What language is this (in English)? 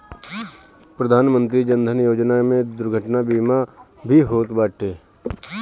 Bhojpuri